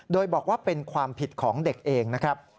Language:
Thai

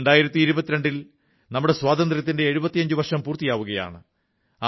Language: Malayalam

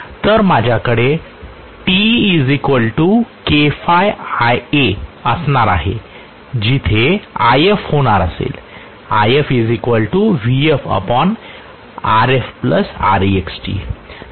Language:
Marathi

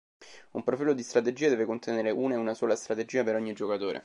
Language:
Italian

